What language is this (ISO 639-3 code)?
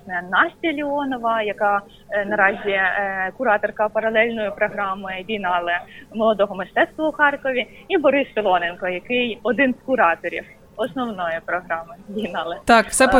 ukr